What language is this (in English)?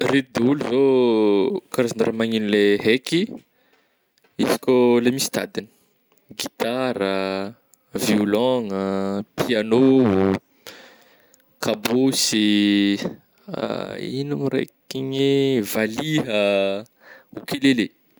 Northern Betsimisaraka Malagasy